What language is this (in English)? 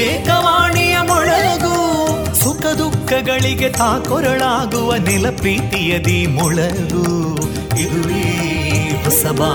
Kannada